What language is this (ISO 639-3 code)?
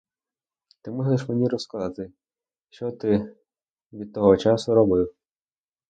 ukr